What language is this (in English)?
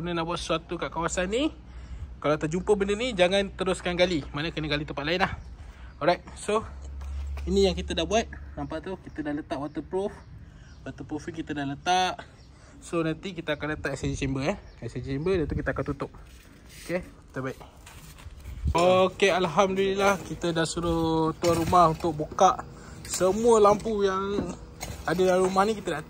Malay